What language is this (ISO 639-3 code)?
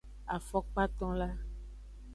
ajg